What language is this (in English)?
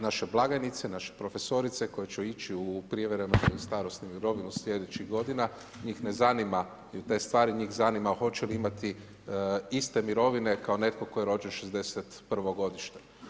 Croatian